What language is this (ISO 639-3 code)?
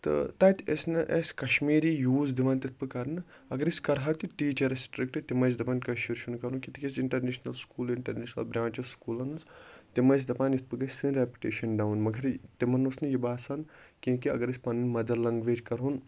kas